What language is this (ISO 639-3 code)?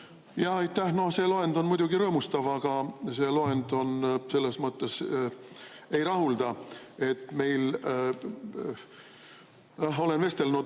est